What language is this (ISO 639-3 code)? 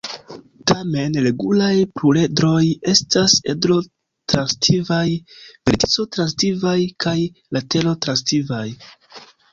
epo